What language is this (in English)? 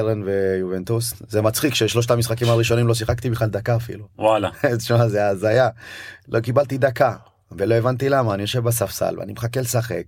Hebrew